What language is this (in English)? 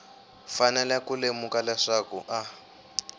Tsonga